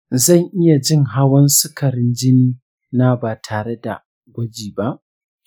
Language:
Hausa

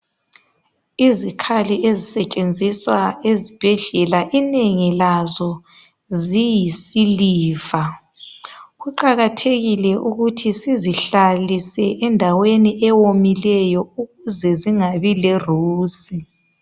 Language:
North Ndebele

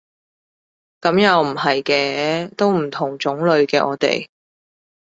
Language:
Cantonese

